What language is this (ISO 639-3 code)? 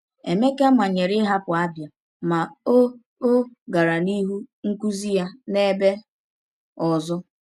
ibo